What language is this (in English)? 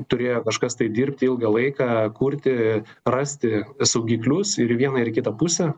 Lithuanian